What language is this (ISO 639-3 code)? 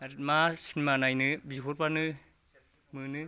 brx